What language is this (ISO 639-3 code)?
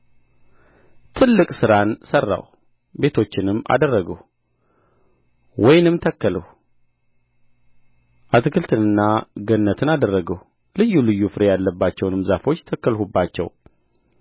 amh